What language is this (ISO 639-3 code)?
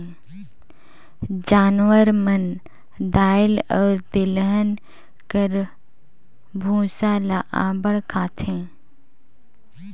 hne